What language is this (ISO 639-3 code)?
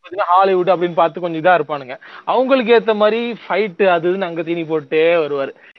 tam